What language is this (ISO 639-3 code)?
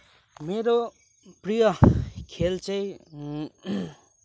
nep